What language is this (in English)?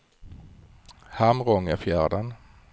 Swedish